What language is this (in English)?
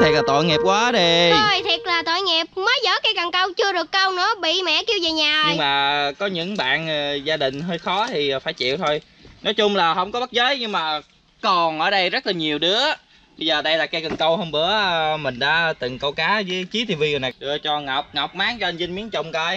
Vietnamese